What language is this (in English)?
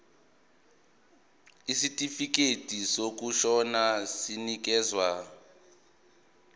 Zulu